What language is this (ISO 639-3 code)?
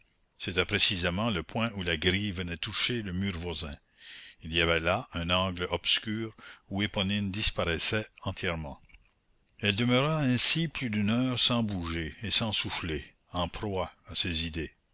fra